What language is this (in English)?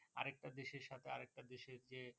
Bangla